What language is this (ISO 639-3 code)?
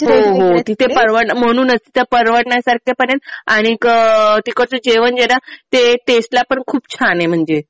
mar